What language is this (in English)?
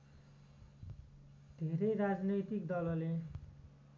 Nepali